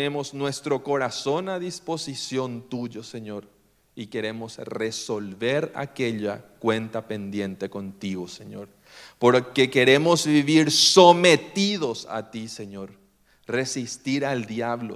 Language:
Spanish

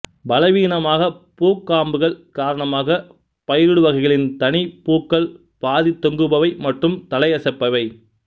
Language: Tamil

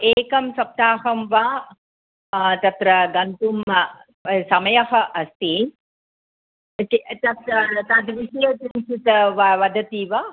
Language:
Sanskrit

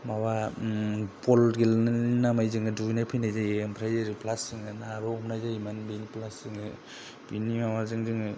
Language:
Bodo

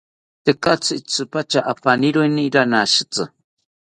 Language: South Ucayali Ashéninka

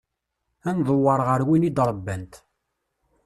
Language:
Kabyle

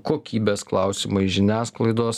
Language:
Lithuanian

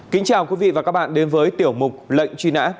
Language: Vietnamese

